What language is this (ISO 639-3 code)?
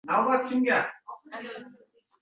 uzb